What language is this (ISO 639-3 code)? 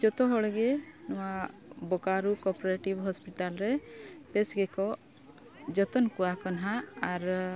sat